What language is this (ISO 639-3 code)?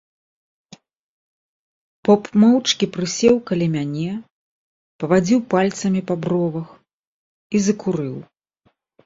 bel